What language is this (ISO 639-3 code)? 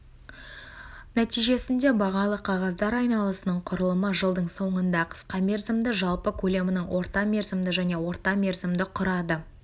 kaz